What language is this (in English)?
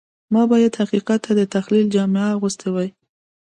Pashto